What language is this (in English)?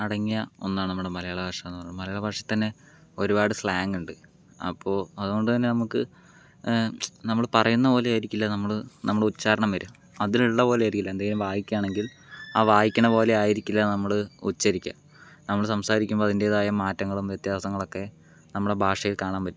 Malayalam